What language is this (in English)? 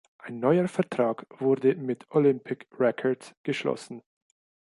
German